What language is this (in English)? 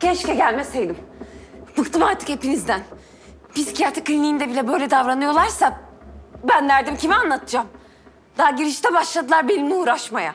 Turkish